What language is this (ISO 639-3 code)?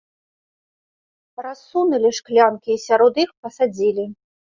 bel